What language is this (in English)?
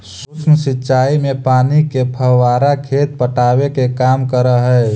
Magahi